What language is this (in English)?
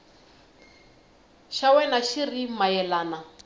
Tsonga